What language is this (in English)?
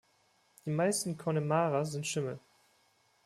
German